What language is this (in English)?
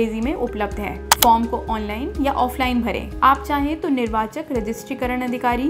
Hindi